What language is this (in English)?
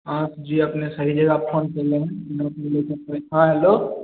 Maithili